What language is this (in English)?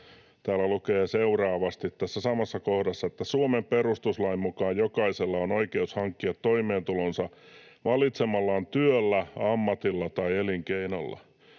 Finnish